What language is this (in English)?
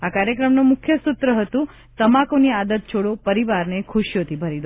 Gujarati